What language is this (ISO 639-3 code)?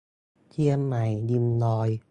tha